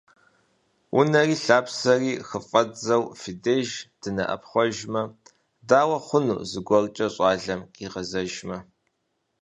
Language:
Kabardian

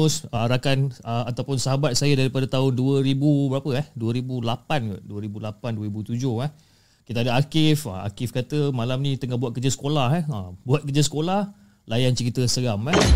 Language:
Malay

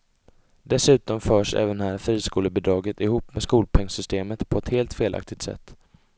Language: Swedish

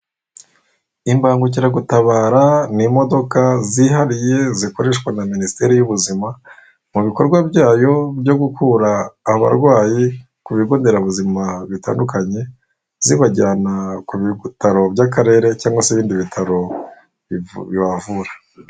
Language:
Kinyarwanda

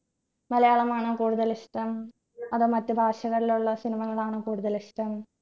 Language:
Malayalam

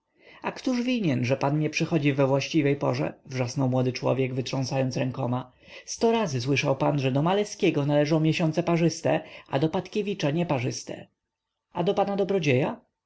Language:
Polish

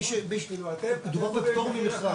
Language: Hebrew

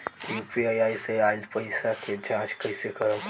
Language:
Bhojpuri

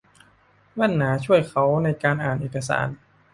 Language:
Thai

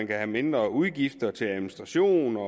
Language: Danish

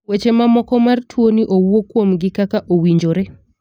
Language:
Luo (Kenya and Tanzania)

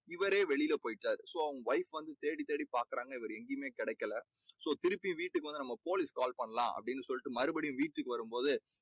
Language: Tamil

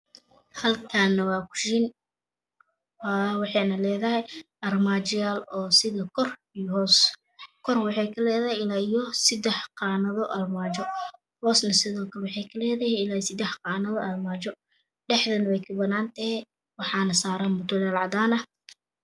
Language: Somali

